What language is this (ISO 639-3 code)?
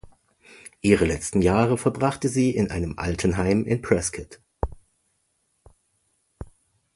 deu